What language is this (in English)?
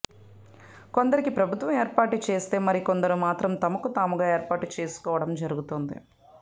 Telugu